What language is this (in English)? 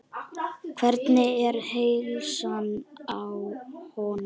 Icelandic